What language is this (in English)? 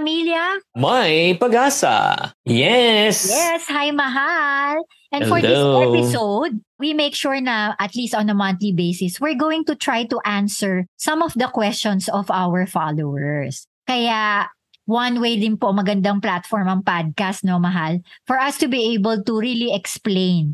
Filipino